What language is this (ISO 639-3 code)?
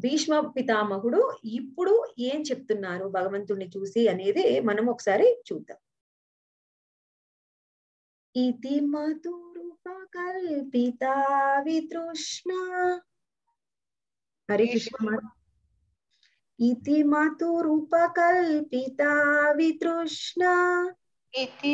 hin